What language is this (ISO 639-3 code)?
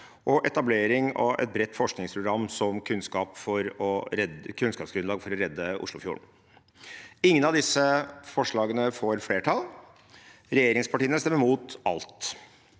nor